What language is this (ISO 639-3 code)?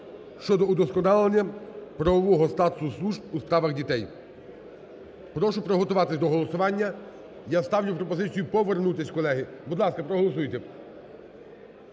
ukr